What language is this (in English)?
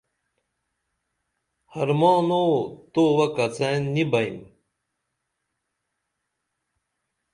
Dameli